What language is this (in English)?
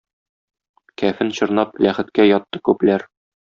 Tatar